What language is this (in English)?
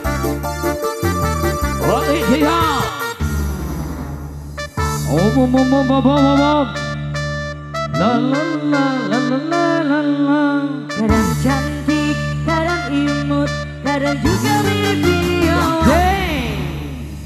Indonesian